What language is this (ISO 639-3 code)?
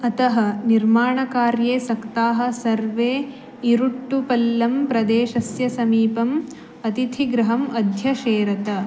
san